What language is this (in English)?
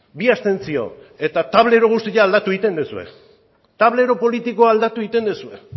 Basque